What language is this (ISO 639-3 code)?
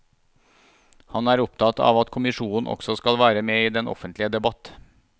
nor